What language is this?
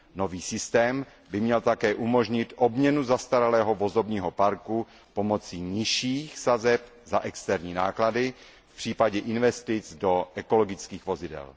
Czech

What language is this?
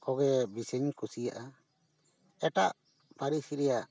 Santali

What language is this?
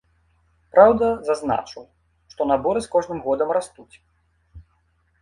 Belarusian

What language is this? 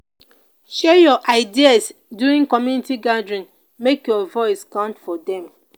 Nigerian Pidgin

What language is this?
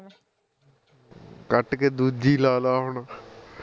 Punjabi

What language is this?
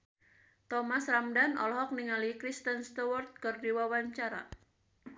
Sundanese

